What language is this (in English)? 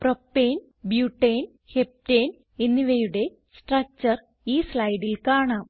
Malayalam